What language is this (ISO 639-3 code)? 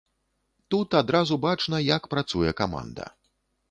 bel